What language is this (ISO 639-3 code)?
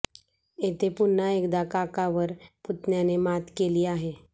mar